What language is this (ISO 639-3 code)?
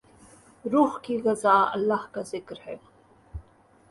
urd